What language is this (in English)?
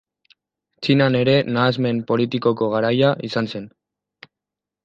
Basque